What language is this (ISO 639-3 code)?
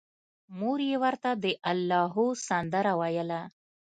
pus